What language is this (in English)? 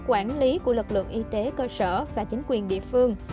Vietnamese